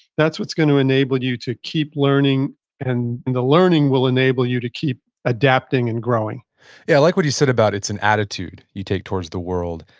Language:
English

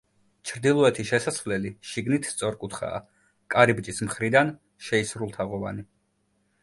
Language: Georgian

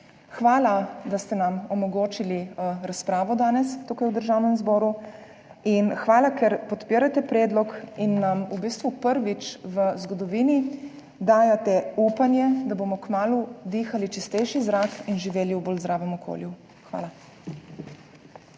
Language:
Slovenian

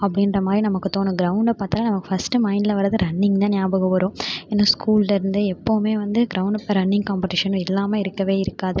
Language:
Tamil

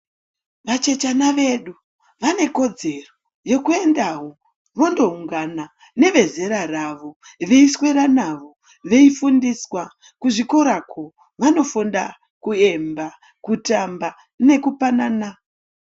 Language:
Ndau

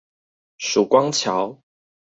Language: Chinese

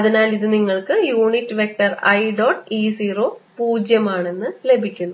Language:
Malayalam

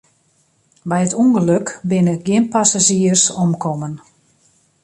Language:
Western Frisian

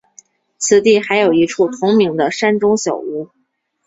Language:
Chinese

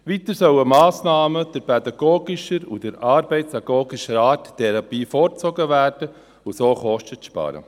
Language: Swiss German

